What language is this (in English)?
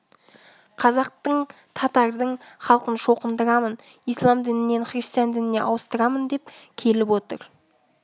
Kazakh